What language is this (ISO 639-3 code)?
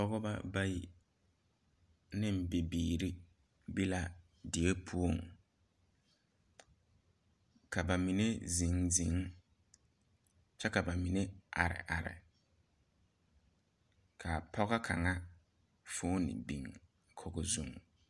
dga